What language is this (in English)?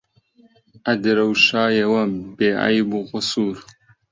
Central Kurdish